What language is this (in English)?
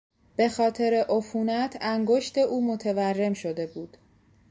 Persian